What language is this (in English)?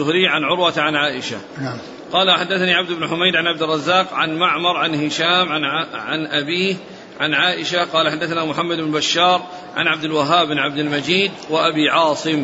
Arabic